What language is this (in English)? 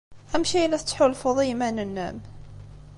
Kabyle